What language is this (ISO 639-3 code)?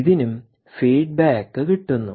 mal